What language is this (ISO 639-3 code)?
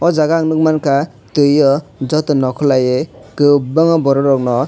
trp